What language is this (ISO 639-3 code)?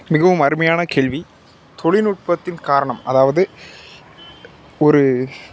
tam